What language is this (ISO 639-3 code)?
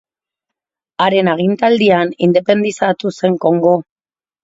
eus